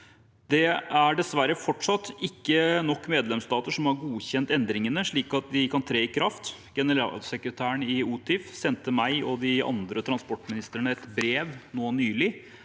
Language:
Norwegian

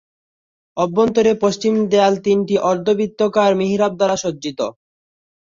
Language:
Bangla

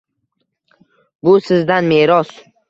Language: Uzbek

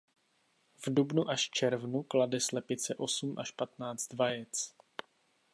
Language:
Czech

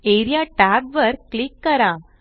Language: Marathi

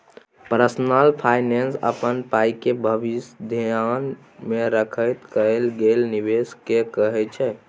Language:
Maithili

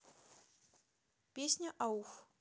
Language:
Russian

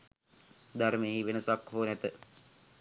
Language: Sinhala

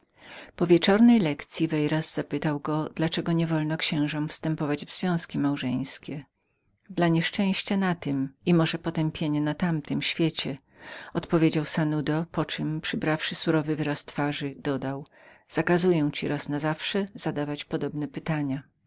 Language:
Polish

